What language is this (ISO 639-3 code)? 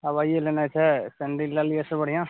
mai